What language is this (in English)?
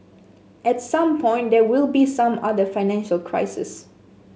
English